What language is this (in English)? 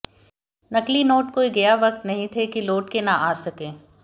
Hindi